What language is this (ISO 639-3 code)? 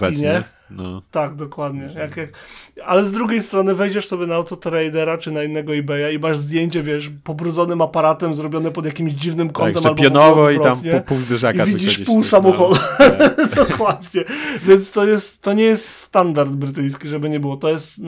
pol